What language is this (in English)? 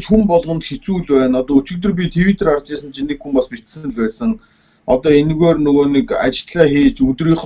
Turkish